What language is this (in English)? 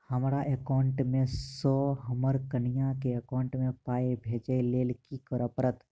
Maithili